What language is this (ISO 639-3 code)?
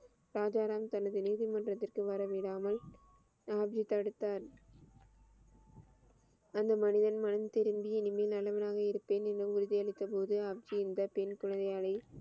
tam